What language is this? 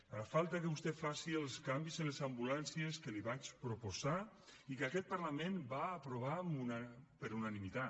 Catalan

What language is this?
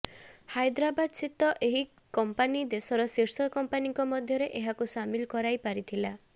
Odia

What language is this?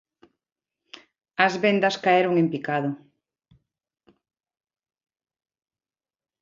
Galician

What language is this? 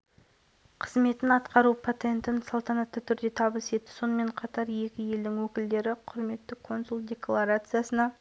Kazakh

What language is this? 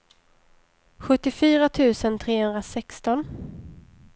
Swedish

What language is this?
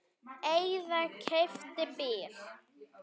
Icelandic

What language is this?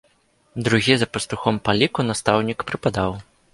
Belarusian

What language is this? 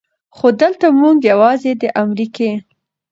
Pashto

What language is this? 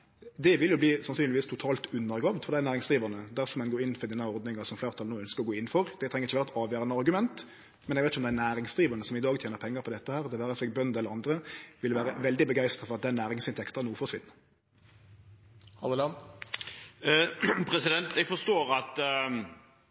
Norwegian Nynorsk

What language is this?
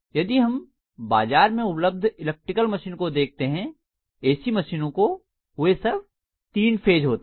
Hindi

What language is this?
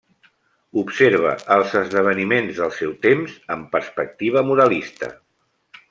Catalan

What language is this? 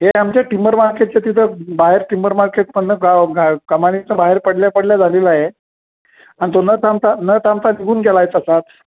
Marathi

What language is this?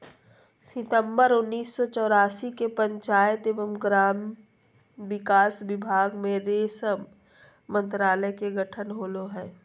Magahi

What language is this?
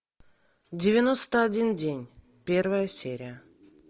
Russian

